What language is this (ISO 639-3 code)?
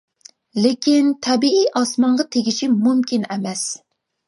uig